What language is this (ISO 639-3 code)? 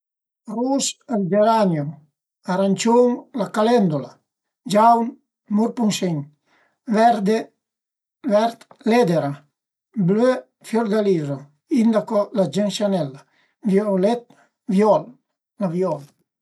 pms